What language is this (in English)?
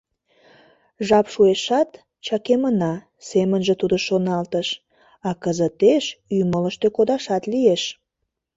Mari